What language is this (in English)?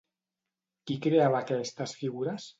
Catalan